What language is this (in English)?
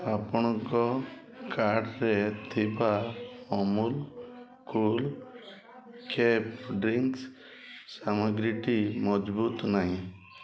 Odia